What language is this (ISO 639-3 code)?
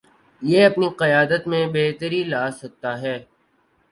urd